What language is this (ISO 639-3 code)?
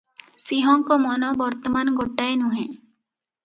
ori